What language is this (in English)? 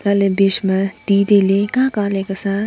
Wancho Naga